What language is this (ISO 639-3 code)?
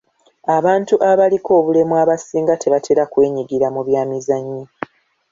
lug